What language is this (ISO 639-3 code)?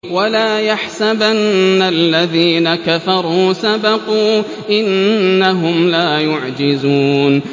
ara